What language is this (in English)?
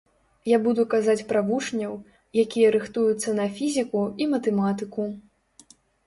Belarusian